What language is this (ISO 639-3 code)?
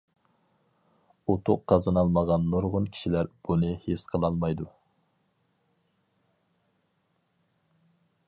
uig